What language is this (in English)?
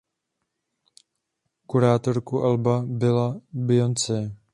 Czech